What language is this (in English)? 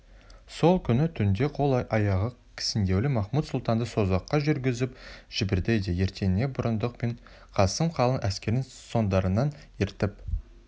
Kazakh